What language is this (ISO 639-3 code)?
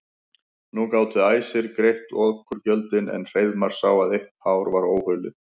isl